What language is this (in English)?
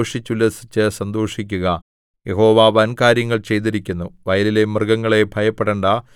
Malayalam